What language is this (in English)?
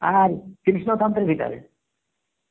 Bangla